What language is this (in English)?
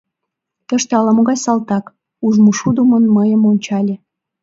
Mari